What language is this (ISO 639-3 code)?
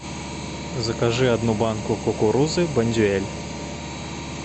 rus